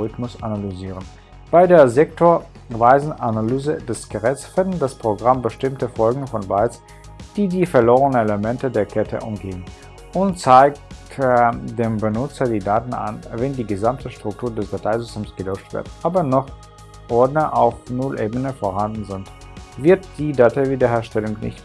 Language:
German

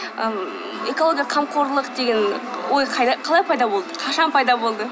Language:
Kazakh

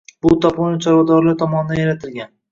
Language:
Uzbek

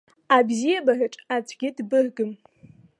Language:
Abkhazian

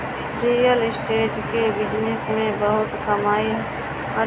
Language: Bhojpuri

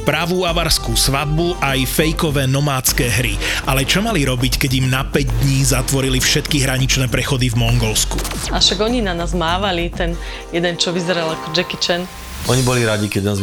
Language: Slovak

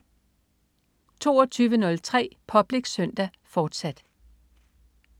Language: Danish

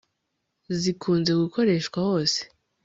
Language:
Kinyarwanda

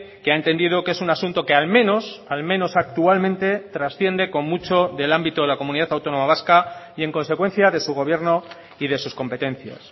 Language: Spanish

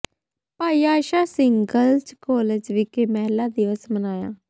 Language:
Punjabi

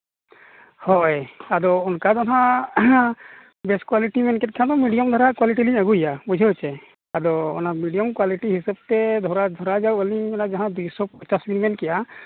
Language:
Santali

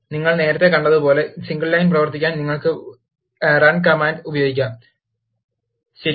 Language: Malayalam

